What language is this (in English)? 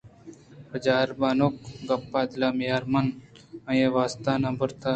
Eastern Balochi